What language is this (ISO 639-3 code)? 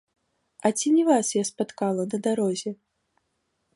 bel